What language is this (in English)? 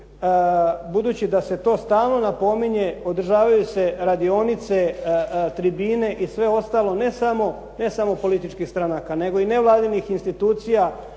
Croatian